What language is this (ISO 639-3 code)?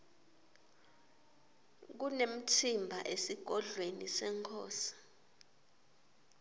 ssw